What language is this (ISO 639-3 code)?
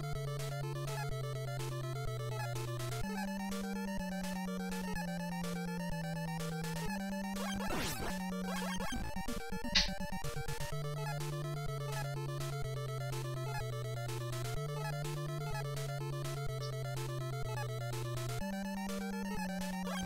deu